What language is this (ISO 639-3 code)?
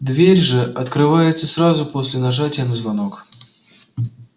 rus